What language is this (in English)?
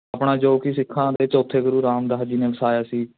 Punjabi